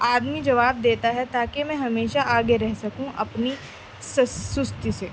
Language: Urdu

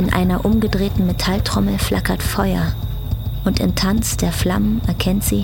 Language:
German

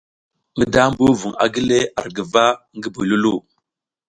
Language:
South Giziga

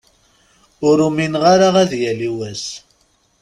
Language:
Kabyle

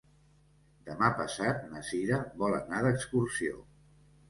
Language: Catalan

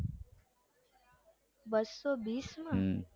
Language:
Gujarati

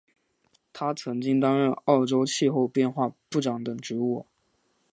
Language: Chinese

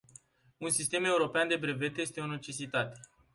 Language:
Romanian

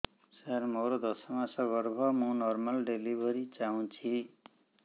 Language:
Odia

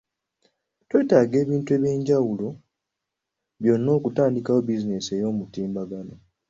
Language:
Ganda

